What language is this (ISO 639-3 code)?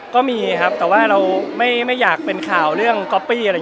tha